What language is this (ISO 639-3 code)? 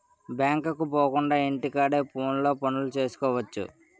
tel